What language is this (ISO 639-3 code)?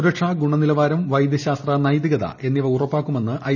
mal